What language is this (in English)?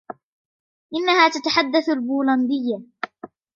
Arabic